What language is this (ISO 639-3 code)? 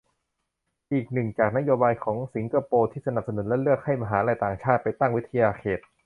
tha